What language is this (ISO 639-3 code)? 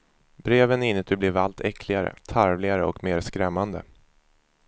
swe